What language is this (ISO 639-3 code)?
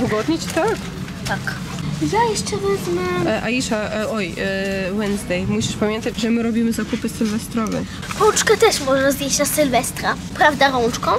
pol